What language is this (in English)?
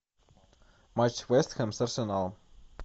Russian